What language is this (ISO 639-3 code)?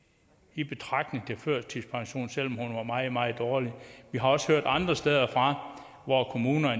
dan